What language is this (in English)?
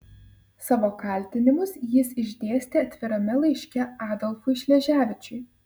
Lithuanian